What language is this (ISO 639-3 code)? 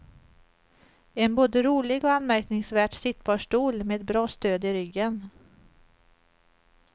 swe